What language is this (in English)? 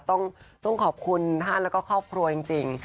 Thai